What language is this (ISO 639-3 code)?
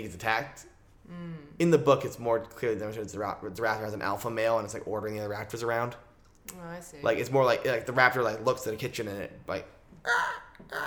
eng